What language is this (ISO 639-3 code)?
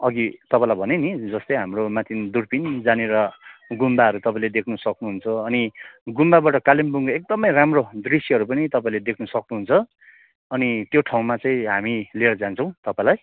nep